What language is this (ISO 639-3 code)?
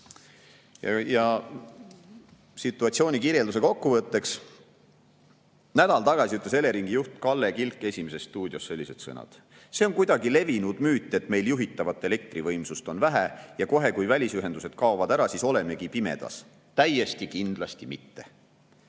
est